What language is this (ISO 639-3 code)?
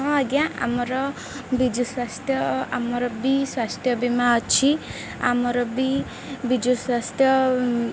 ori